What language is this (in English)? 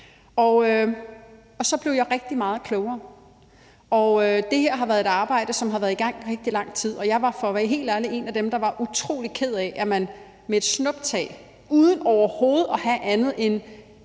Danish